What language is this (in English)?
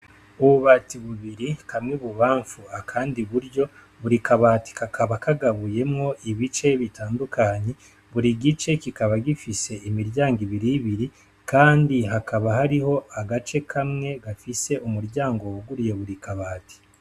Rundi